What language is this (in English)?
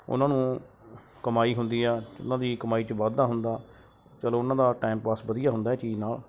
Punjabi